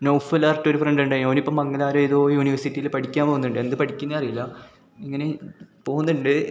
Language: Malayalam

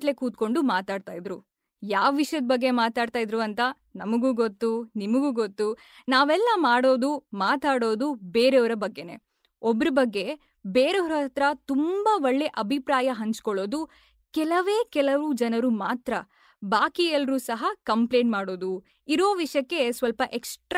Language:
Kannada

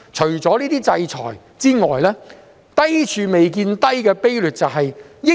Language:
Cantonese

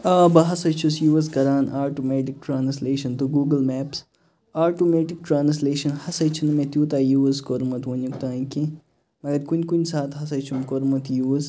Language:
Kashmiri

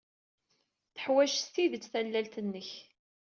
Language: Kabyle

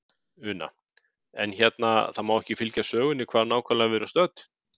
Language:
Icelandic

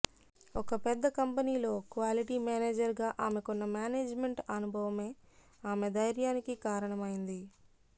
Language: Telugu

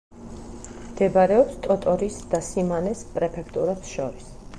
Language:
Georgian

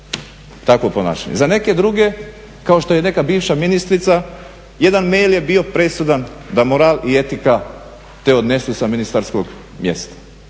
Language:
Croatian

